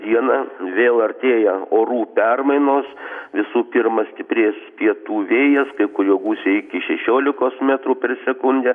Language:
Lithuanian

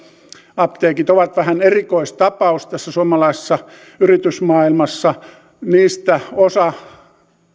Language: Finnish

